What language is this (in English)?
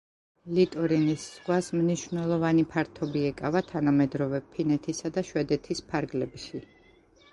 Georgian